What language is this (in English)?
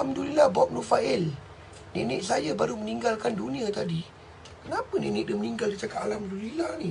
Malay